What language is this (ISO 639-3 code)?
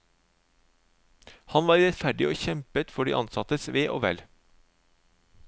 nor